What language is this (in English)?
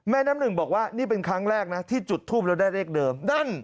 Thai